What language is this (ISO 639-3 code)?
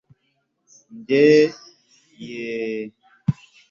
kin